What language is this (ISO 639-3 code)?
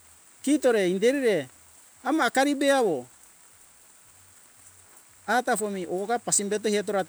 hkk